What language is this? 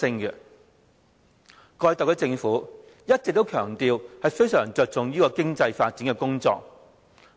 Cantonese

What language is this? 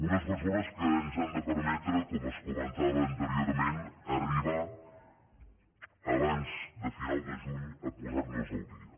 Catalan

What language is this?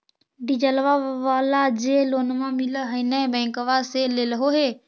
Magahi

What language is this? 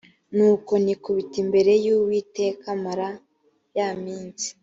Kinyarwanda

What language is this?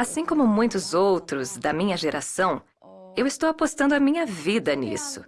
Portuguese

